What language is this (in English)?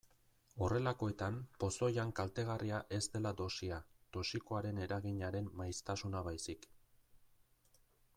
Basque